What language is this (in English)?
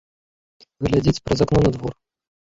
Belarusian